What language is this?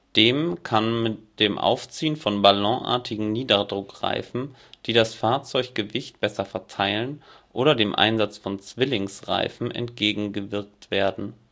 German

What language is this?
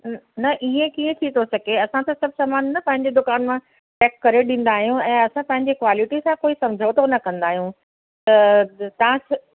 Sindhi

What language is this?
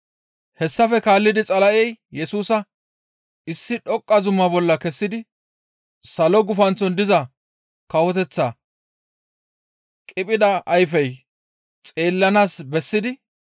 Gamo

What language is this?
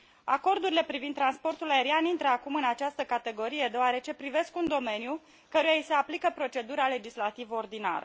Romanian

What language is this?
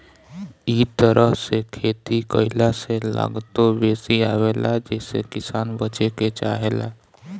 Bhojpuri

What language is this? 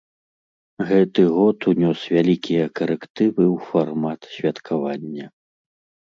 Belarusian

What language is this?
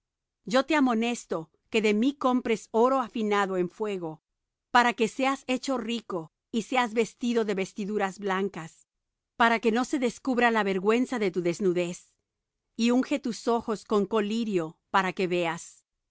Spanish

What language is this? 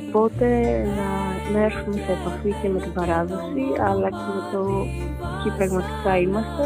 Greek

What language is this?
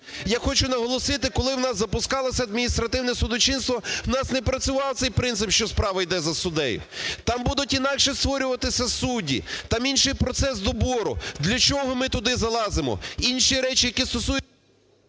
Ukrainian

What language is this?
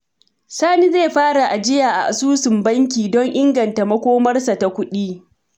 Hausa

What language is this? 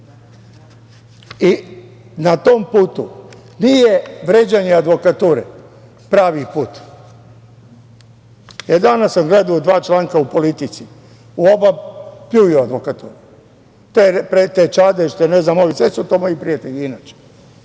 Serbian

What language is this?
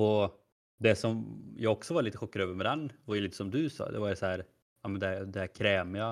Swedish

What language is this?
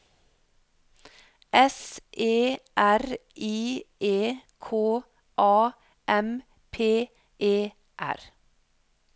Norwegian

